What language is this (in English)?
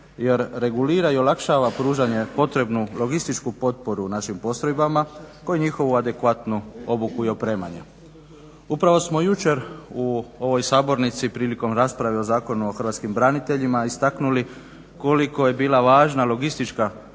Croatian